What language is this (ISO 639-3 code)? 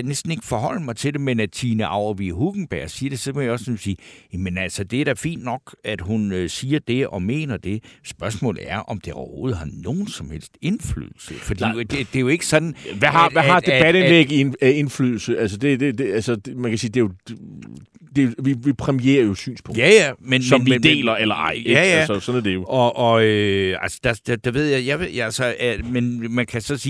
dan